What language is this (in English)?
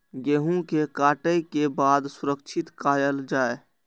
Maithili